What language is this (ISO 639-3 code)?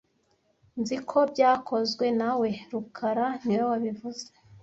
kin